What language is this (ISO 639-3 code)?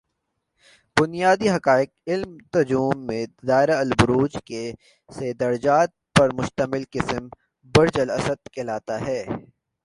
urd